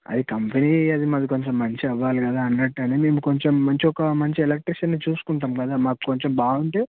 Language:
Telugu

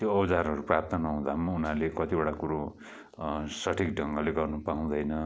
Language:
Nepali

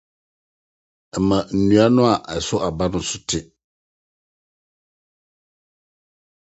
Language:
Akan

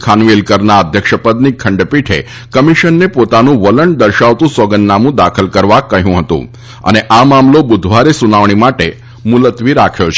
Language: Gujarati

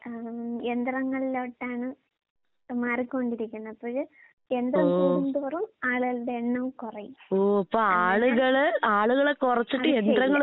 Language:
Malayalam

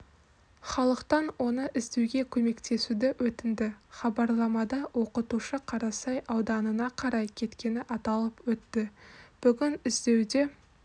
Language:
Kazakh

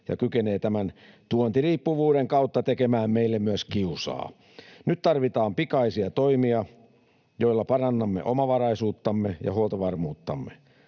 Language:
Finnish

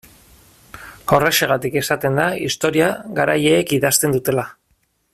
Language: Basque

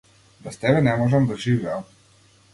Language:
Macedonian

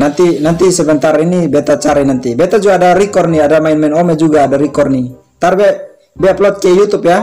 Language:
Indonesian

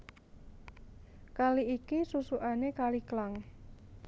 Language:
Javanese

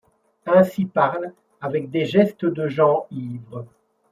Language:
French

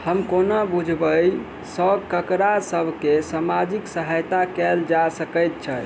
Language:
Maithili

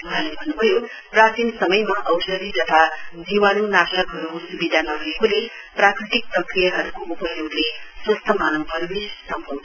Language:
Nepali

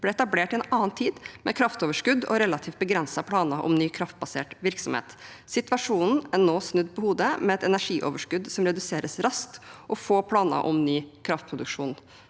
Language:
Norwegian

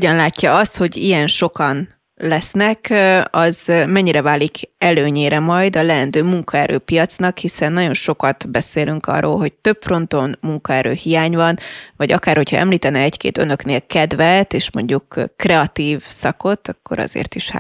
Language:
Hungarian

